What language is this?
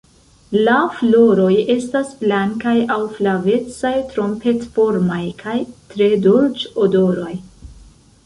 Esperanto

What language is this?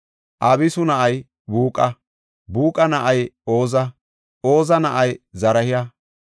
Gofa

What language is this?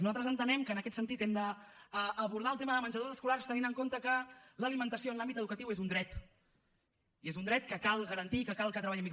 Catalan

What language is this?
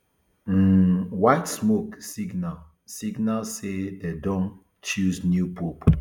Nigerian Pidgin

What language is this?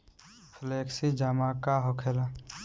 Bhojpuri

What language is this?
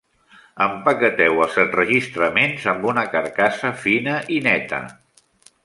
Catalan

